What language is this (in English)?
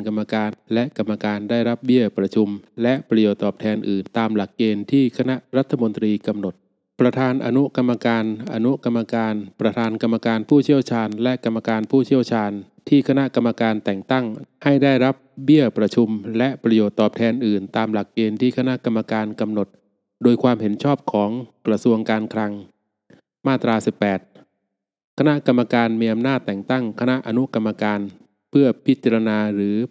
Thai